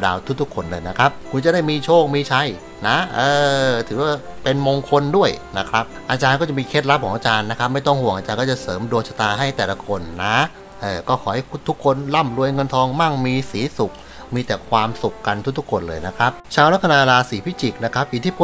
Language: Thai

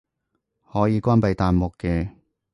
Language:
Cantonese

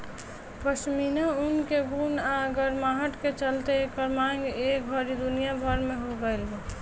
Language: Bhojpuri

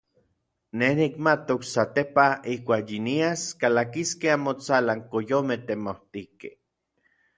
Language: Orizaba Nahuatl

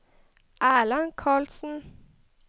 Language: Norwegian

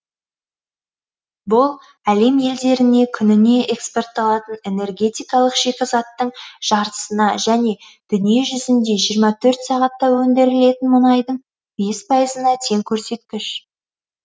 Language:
Kazakh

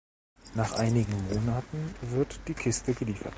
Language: German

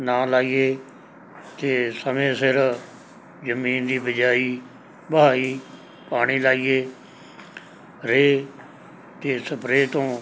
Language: Punjabi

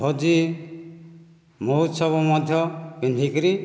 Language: Odia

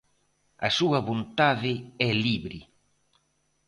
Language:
Galician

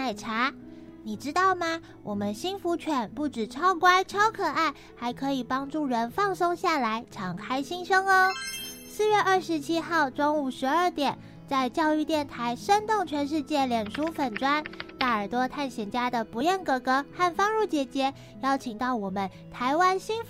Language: Chinese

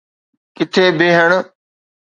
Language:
Sindhi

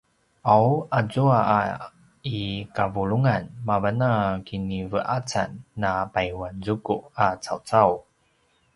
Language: Paiwan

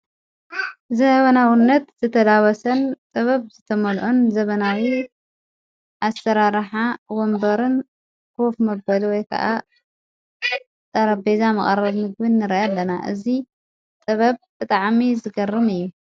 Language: Tigrinya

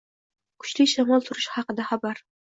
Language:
Uzbek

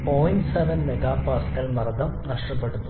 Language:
Malayalam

